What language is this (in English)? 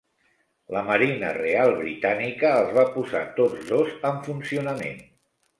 Catalan